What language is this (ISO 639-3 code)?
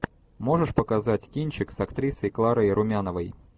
rus